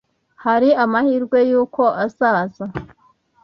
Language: Kinyarwanda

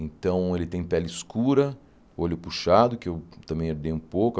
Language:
Portuguese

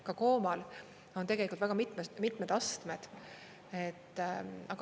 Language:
Estonian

